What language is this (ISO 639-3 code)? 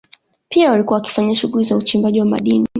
swa